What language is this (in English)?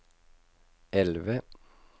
Norwegian